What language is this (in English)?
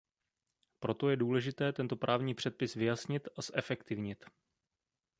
Czech